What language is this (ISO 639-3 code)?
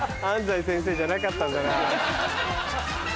jpn